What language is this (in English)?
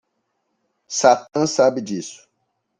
Portuguese